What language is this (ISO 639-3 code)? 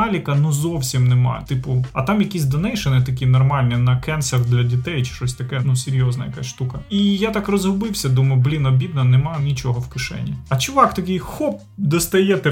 ukr